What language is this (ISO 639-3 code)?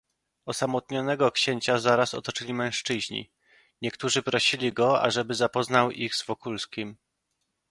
pol